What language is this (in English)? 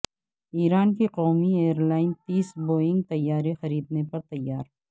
Urdu